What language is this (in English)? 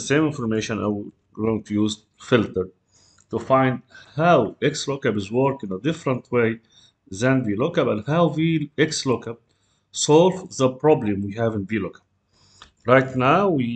English